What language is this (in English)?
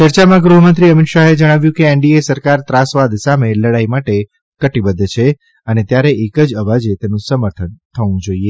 Gujarati